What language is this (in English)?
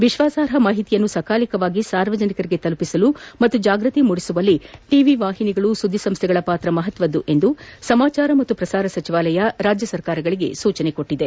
Kannada